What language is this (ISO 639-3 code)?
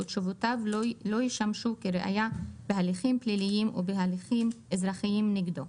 heb